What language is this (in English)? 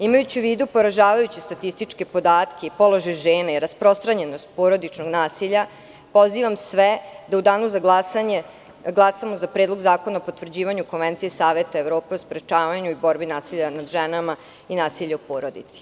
Serbian